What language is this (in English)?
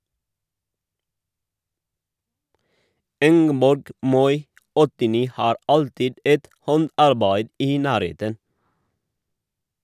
Norwegian